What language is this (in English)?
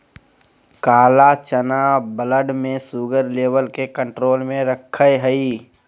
Magahi